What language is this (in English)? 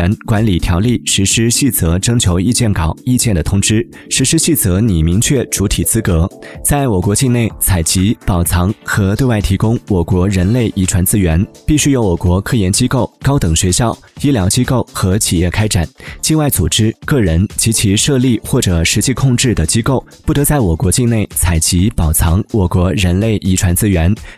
Chinese